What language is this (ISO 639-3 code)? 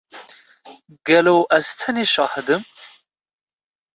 kur